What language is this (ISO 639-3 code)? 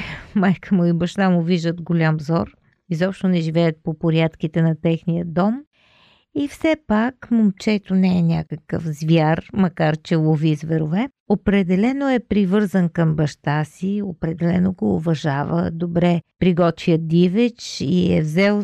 bul